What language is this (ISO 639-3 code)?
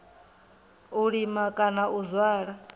ven